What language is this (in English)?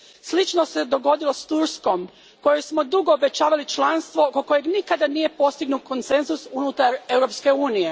Croatian